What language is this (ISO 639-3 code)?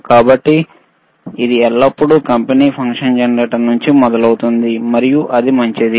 tel